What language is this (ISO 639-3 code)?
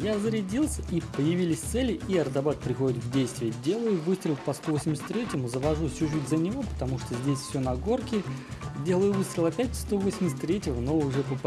rus